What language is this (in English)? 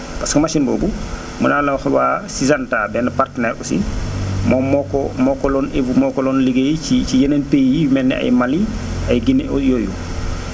Wolof